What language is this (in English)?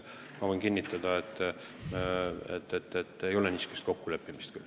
Estonian